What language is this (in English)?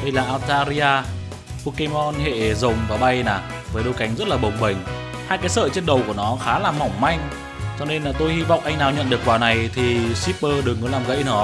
Vietnamese